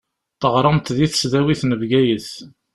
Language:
Kabyle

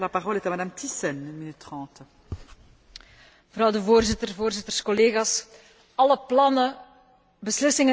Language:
Dutch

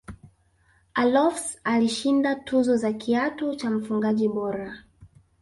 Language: Swahili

